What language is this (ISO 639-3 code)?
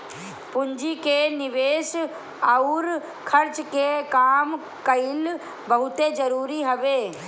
bho